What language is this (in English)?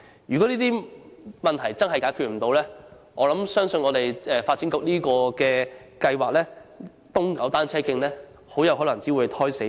Cantonese